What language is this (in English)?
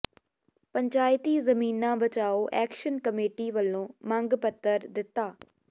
Punjabi